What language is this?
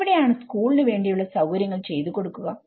Malayalam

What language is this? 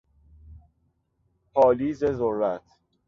Persian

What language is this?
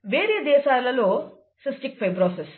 Telugu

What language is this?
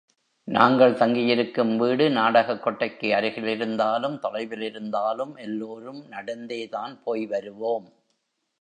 Tamil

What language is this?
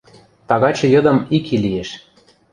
Western Mari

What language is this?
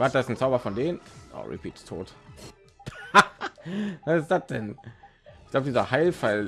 German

